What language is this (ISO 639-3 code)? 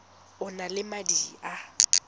tsn